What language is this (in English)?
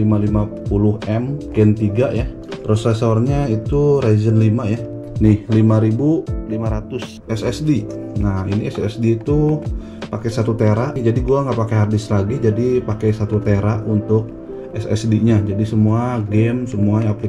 Indonesian